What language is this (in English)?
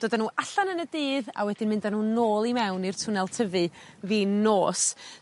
Welsh